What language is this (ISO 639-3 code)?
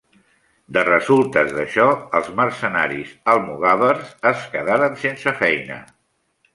cat